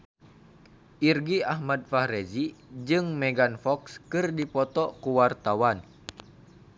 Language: Sundanese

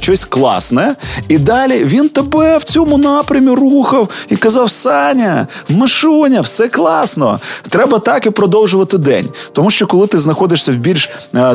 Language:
Ukrainian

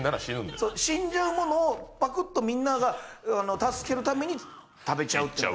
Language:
Japanese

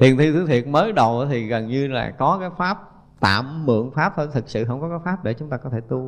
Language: Vietnamese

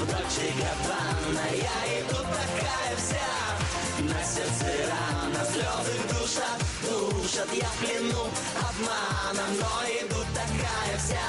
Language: Russian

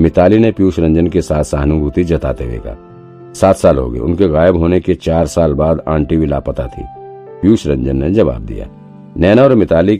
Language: Hindi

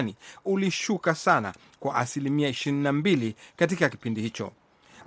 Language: Swahili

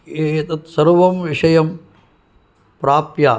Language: Sanskrit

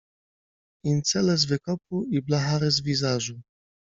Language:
Polish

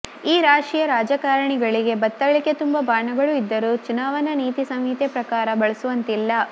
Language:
Kannada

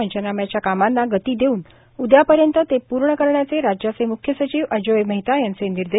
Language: Marathi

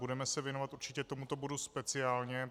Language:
Czech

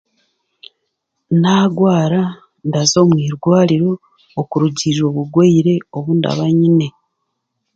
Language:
Chiga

